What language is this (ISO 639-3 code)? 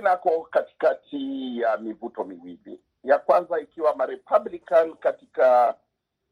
swa